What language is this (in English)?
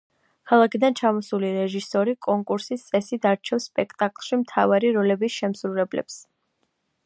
Georgian